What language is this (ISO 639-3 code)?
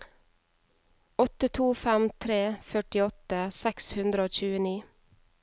nor